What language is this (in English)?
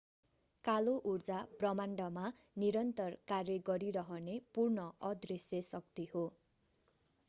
Nepali